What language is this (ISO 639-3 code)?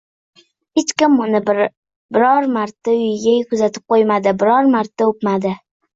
uzb